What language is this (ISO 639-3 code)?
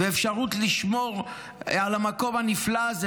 heb